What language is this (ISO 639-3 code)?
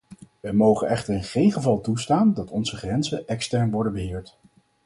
nld